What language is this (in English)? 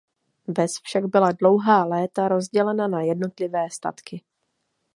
Czech